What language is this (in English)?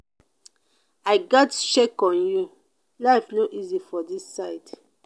Nigerian Pidgin